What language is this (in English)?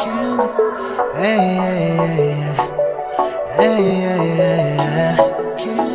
Korean